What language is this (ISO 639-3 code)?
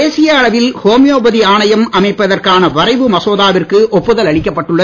tam